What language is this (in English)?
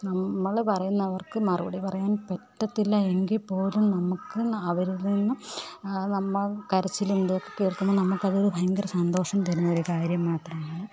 Malayalam